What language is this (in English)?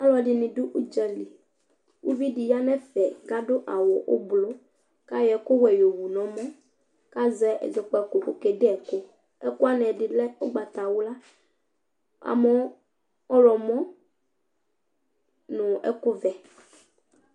Ikposo